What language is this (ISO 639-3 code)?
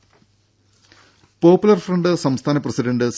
mal